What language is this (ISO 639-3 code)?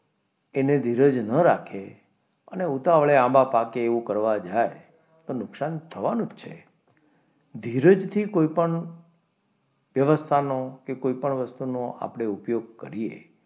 guj